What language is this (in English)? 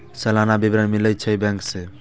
Maithili